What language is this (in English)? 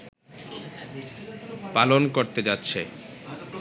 Bangla